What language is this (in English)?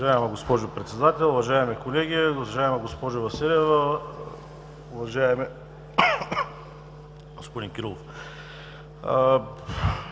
Bulgarian